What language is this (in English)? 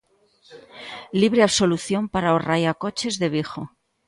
Galician